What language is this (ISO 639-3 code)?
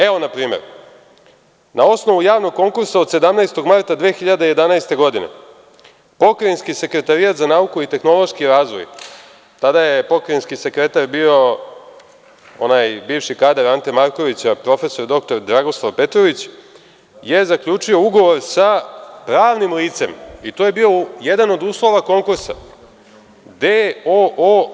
srp